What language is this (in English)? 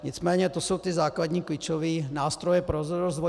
Czech